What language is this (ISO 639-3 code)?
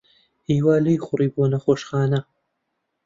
ckb